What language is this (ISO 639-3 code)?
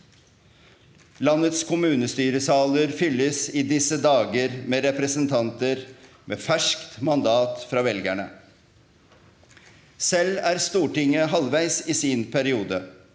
nor